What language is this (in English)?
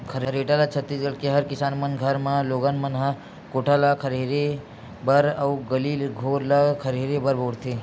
Chhattisgarhi